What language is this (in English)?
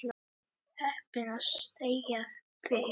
Icelandic